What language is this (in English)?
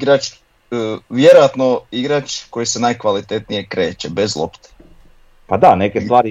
Croatian